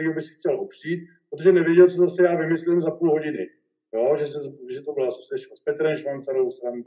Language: Czech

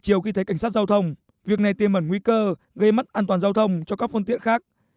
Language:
Vietnamese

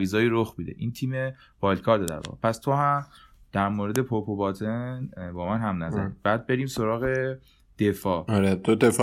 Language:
Persian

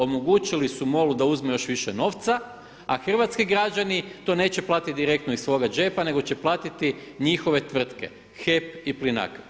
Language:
Croatian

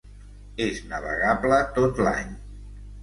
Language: Catalan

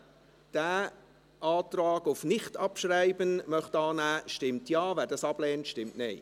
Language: Swiss German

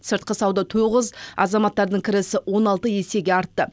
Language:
Kazakh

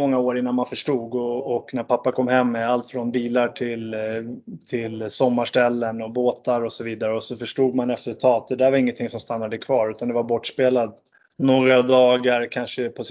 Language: Swedish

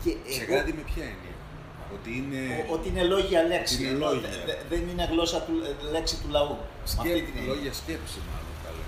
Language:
Greek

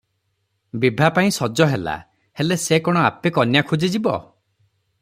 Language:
Odia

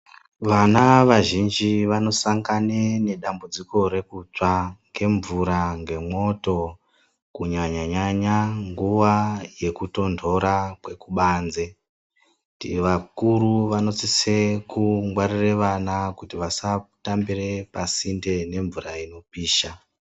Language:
Ndau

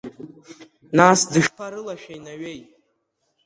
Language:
Abkhazian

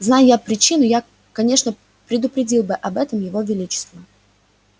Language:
Russian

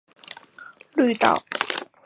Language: Chinese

